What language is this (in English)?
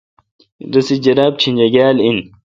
Kalkoti